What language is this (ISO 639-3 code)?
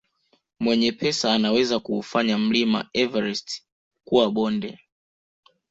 swa